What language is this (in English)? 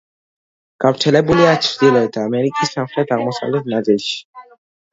Georgian